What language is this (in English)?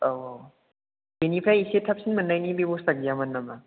Bodo